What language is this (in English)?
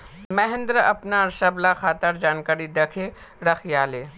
Magahi